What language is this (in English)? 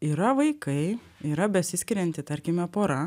Lithuanian